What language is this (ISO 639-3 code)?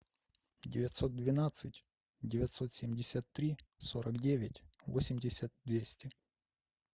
rus